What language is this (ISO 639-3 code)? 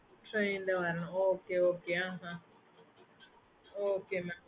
tam